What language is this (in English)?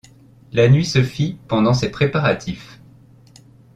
French